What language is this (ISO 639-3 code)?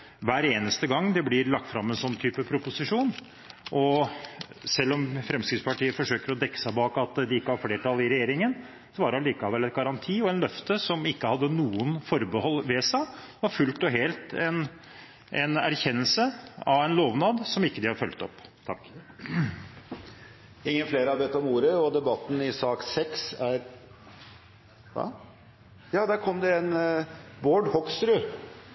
nob